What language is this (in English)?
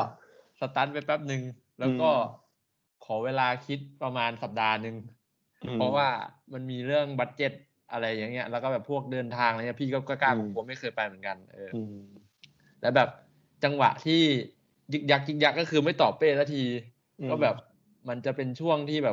Thai